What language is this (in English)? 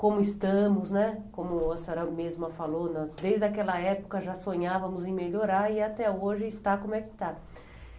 Portuguese